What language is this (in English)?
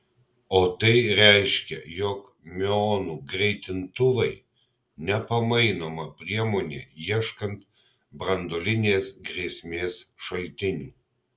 Lithuanian